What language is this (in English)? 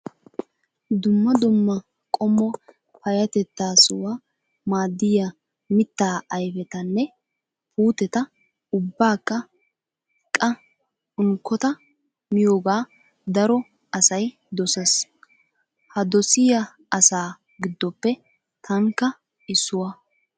Wolaytta